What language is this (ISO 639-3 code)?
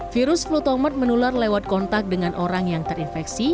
ind